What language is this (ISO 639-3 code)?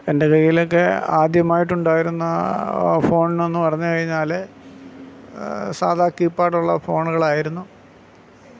mal